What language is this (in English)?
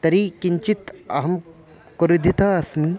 Sanskrit